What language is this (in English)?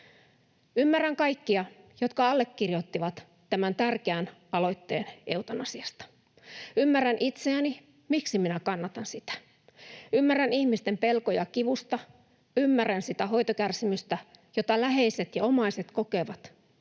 Finnish